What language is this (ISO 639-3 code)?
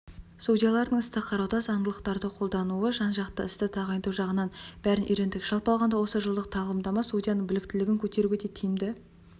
kaz